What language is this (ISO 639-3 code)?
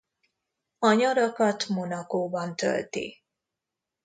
hun